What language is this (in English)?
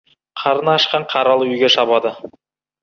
Kazakh